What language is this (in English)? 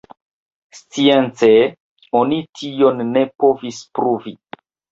Esperanto